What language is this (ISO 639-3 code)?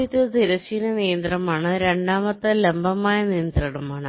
mal